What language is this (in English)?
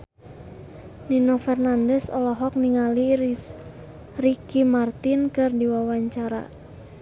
Sundanese